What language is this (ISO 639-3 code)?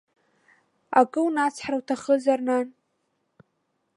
abk